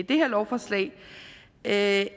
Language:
Danish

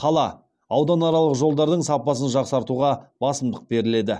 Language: Kazakh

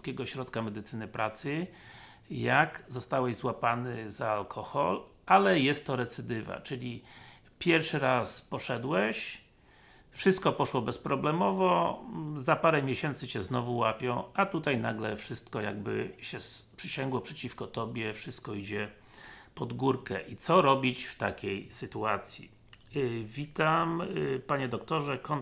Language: Polish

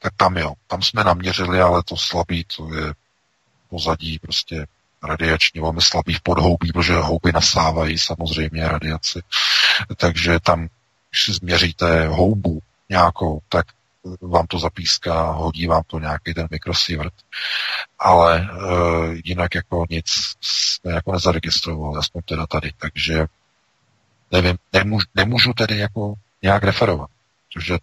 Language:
Czech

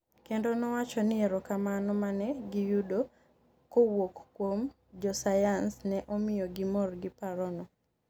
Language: Luo (Kenya and Tanzania)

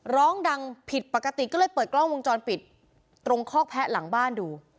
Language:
Thai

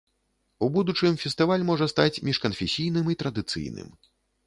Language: Belarusian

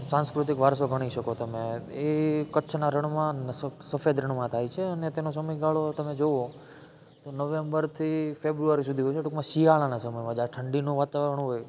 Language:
Gujarati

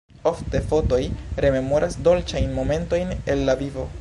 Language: Esperanto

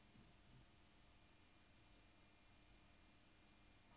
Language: Norwegian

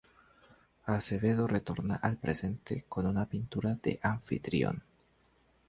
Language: Spanish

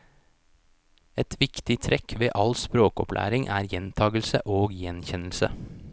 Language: Norwegian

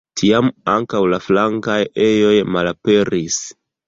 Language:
Esperanto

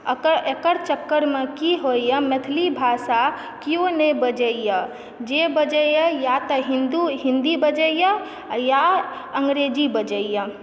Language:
Maithili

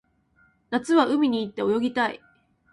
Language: Japanese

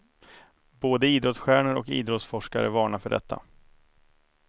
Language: Swedish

